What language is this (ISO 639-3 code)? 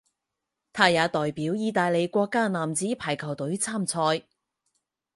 zho